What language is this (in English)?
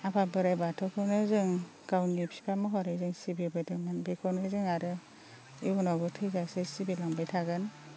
Bodo